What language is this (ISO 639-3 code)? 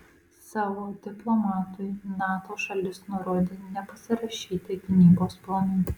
lit